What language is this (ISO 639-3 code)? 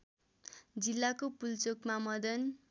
nep